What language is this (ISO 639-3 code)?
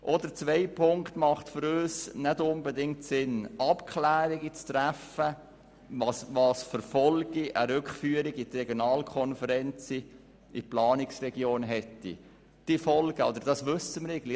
gsw